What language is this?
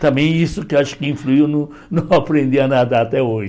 Portuguese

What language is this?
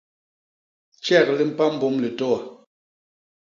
Basaa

